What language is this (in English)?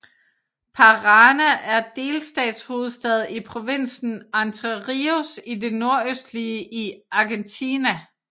Danish